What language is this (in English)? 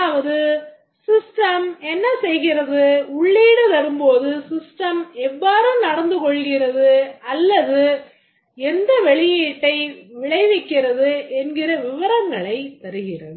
Tamil